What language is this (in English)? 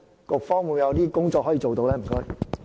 Cantonese